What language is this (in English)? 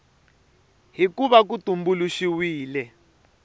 Tsonga